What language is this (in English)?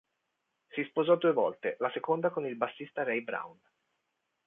Italian